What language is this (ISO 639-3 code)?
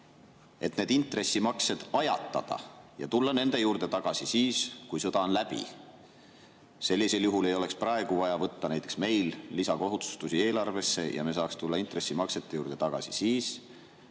est